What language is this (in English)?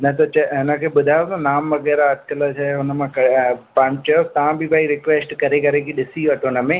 Sindhi